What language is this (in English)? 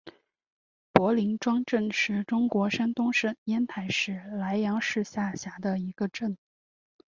Chinese